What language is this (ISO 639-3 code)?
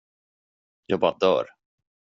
swe